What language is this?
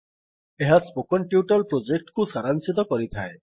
Odia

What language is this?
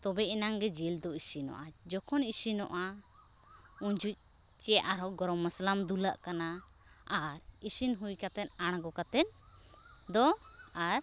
Santali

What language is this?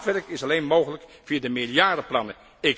Dutch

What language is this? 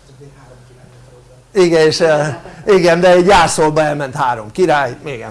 Hungarian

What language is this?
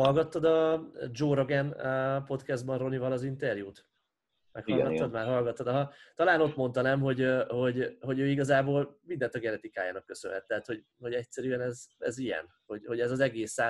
Hungarian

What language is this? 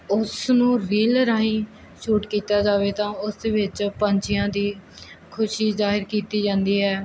Punjabi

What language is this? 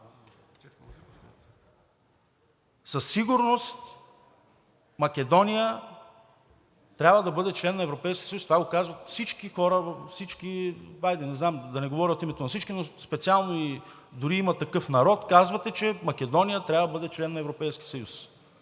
Bulgarian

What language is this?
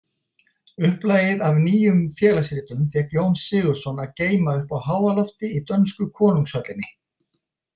Icelandic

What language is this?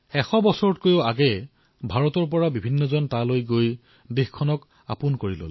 Assamese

